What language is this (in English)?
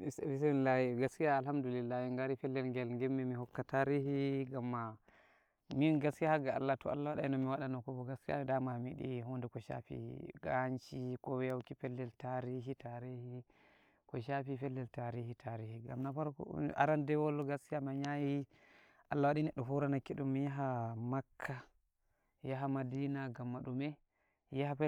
Nigerian Fulfulde